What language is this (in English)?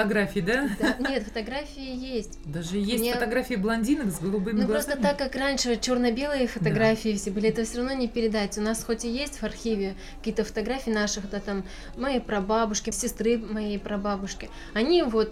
Russian